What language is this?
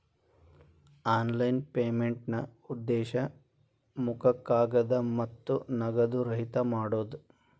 Kannada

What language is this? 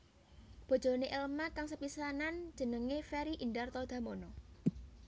Javanese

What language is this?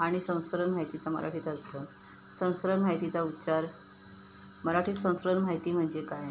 Marathi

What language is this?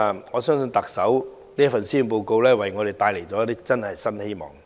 Cantonese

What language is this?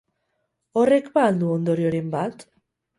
Basque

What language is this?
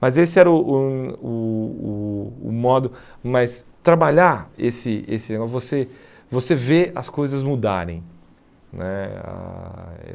Portuguese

